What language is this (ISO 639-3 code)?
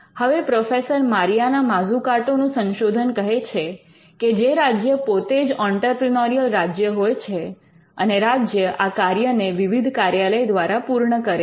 guj